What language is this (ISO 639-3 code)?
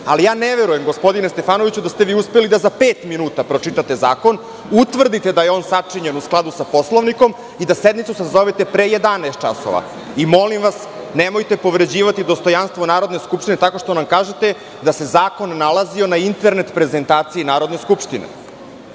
srp